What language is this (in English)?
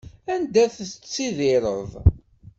Kabyle